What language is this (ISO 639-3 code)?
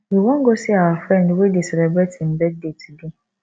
pcm